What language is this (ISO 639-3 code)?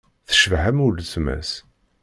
kab